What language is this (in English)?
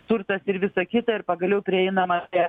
Lithuanian